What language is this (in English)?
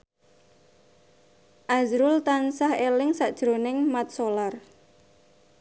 Javanese